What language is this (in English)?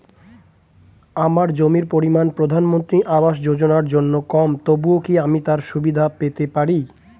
Bangla